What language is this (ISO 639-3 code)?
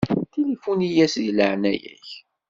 kab